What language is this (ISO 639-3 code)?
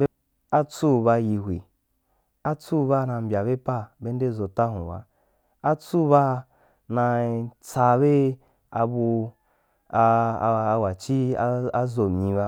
juk